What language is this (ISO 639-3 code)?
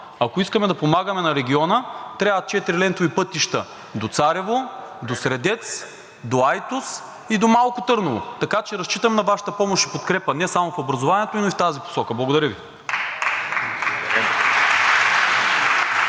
bul